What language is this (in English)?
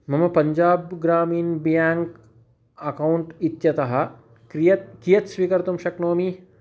Sanskrit